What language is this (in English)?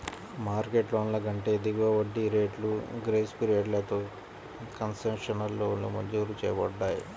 Telugu